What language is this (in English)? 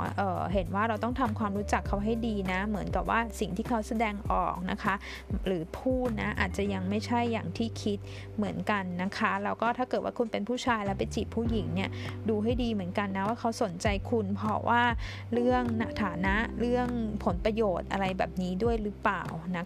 Thai